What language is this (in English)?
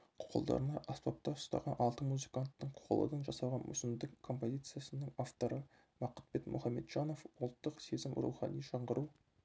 Kazakh